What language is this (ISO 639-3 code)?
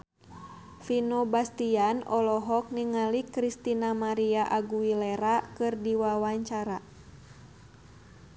sun